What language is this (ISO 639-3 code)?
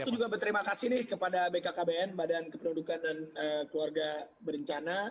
ind